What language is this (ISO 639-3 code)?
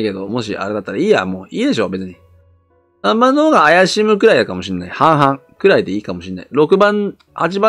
jpn